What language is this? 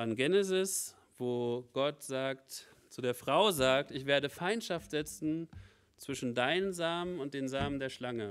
German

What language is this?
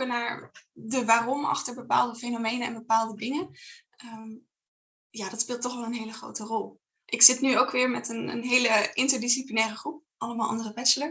Dutch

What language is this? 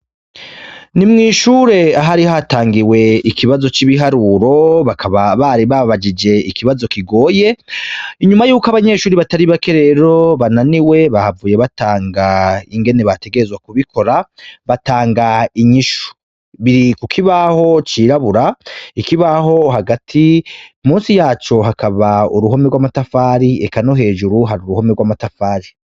Rundi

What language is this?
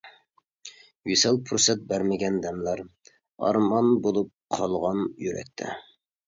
Uyghur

